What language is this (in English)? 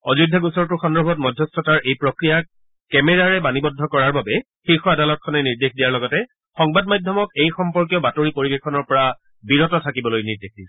Assamese